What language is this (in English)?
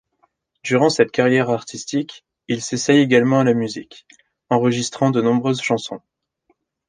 French